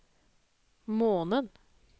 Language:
Norwegian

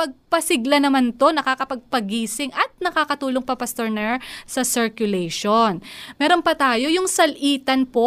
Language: Filipino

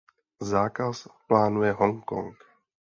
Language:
Czech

